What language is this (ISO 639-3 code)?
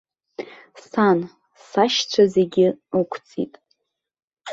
abk